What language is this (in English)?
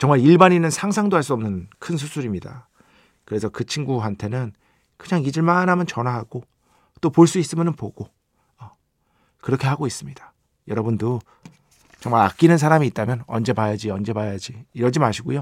Korean